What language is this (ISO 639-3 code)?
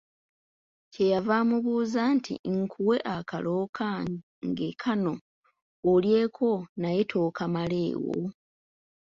lug